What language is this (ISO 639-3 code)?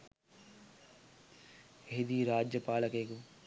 sin